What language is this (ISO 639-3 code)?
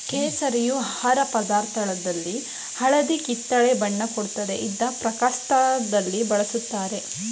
kan